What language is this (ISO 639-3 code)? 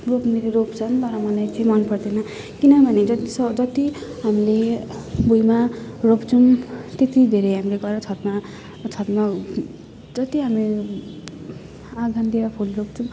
nep